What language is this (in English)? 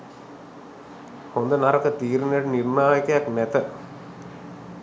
Sinhala